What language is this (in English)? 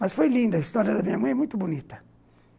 Portuguese